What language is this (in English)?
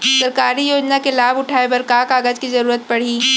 Chhattisgarhi